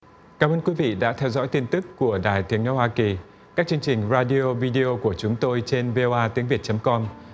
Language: Vietnamese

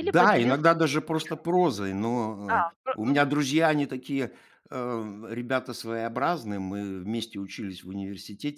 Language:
Russian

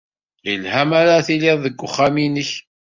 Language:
Kabyle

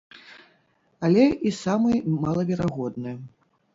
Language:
Belarusian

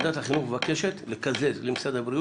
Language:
Hebrew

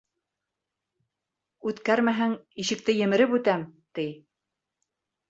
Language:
Bashkir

